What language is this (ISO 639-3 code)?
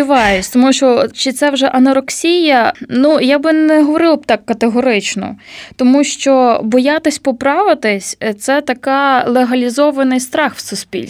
ukr